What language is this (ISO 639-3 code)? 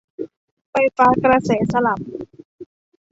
tha